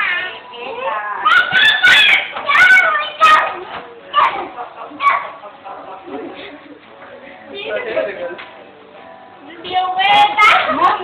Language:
Vietnamese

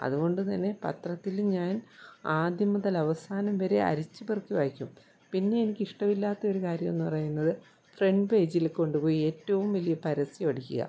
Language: Malayalam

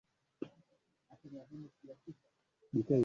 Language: Swahili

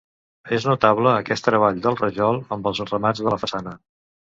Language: Catalan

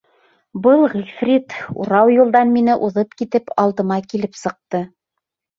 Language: Bashkir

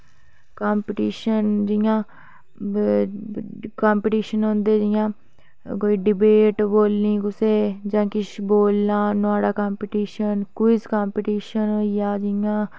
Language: Dogri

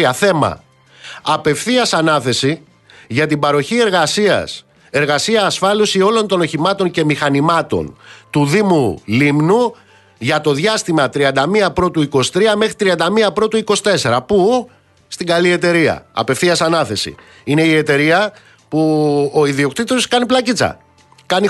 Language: Greek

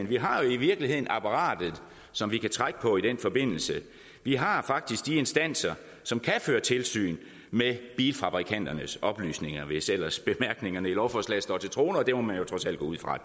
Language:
Danish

